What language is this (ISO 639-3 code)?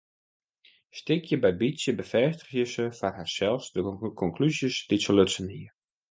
fry